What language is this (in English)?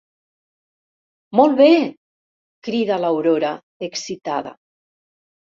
Catalan